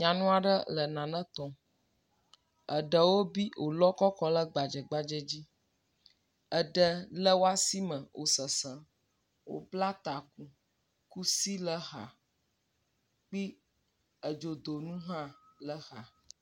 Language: Ewe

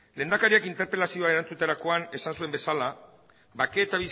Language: Basque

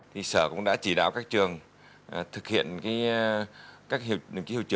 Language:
Vietnamese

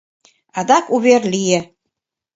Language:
Mari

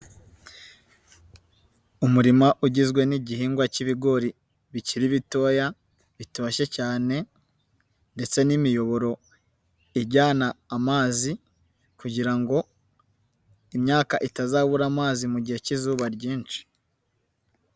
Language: Kinyarwanda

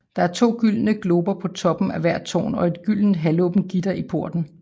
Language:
Danish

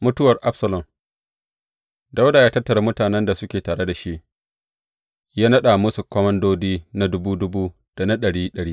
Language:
Hausa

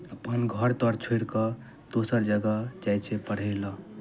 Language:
Maithili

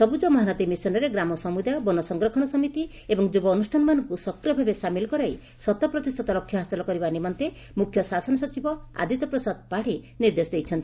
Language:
Odia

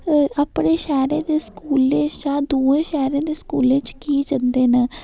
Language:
Dogri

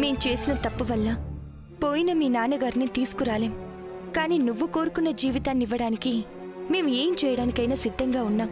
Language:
Telugu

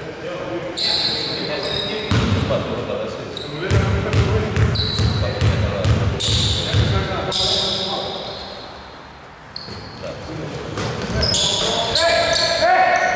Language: Greek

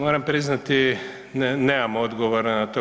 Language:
Croatian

